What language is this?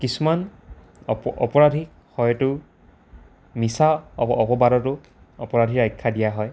Assamese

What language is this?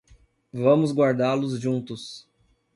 Portuguese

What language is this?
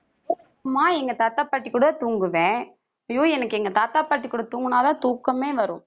Tamil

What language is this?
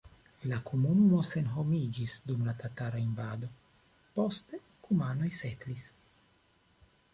Esperanto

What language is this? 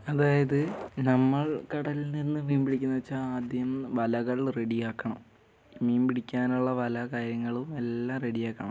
Malayalam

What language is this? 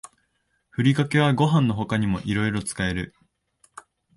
Japanese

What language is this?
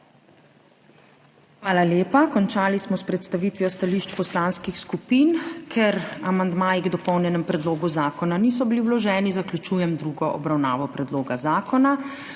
Slovenian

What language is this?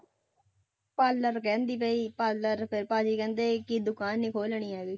Punjabi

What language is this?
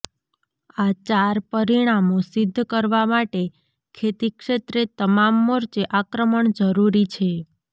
Gujarati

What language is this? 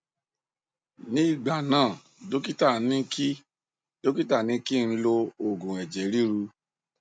Yoruba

